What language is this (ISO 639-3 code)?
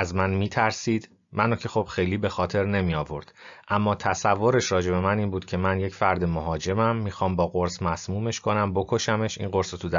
fas